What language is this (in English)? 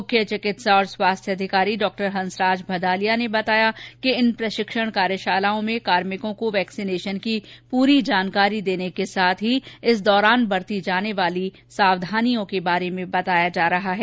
Hindi